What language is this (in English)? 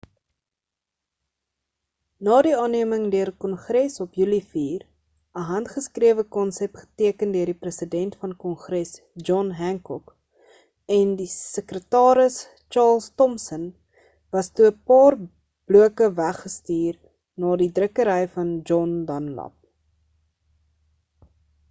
Afrikaans